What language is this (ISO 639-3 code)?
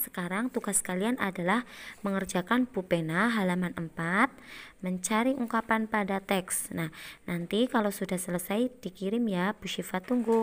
ind